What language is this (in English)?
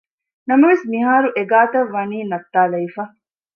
Divehi